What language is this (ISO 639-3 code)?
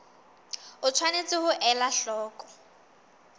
sot